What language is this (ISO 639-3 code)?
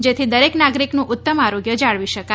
guj